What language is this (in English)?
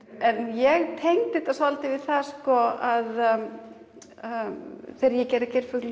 Icelandic